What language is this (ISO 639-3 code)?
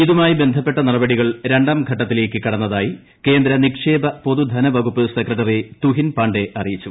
mal